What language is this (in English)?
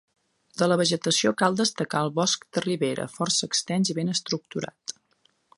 Catalan